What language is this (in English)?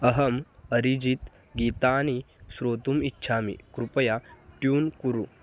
Sanskrit